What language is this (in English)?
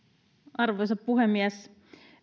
Finnish